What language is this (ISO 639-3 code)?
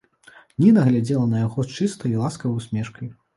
bel